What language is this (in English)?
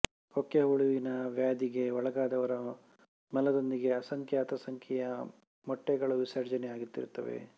Kannada